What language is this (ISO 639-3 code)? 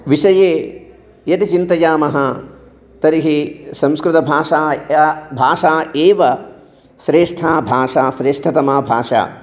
san